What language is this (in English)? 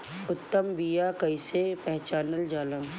Bhojpuri